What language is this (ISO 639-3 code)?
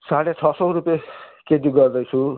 nep